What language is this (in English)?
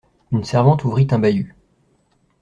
French